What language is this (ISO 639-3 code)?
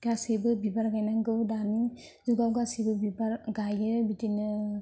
brx